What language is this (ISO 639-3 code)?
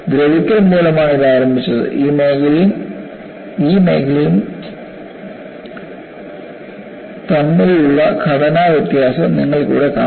mal